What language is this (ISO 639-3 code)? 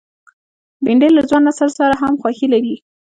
pus